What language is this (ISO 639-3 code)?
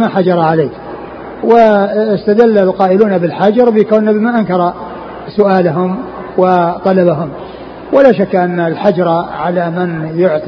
ara